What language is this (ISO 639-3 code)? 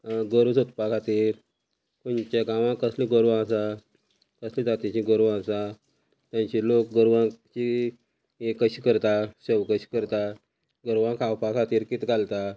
kok